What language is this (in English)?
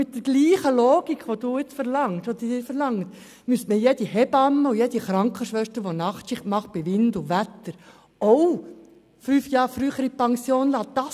Swiss German